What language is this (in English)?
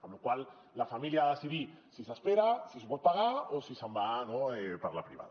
Catalan